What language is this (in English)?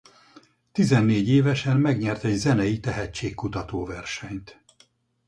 Hungarian